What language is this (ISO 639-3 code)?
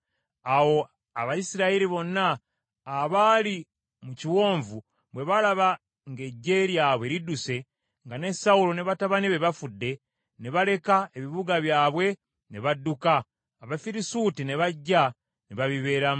lug